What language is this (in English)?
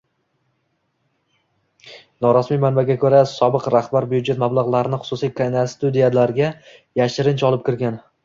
Uzbek